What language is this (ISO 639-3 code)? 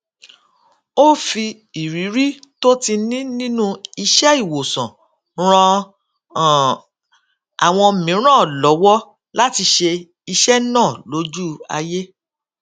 yor